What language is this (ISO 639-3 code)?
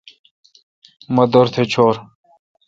xka